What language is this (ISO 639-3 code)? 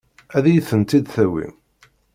kab